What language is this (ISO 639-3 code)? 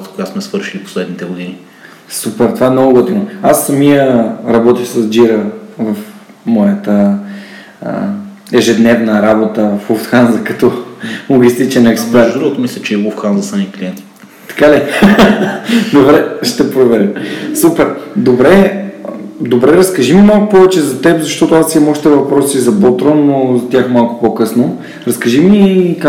bul